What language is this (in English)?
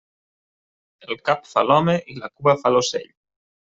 Catalan